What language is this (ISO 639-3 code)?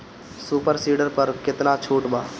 bho